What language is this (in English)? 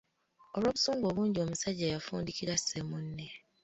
Ganda